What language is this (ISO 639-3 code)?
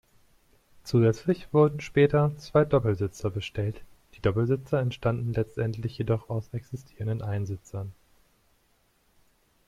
deu